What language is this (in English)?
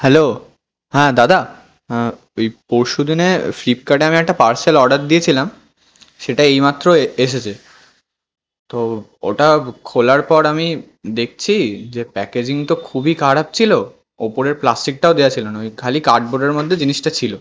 Bangla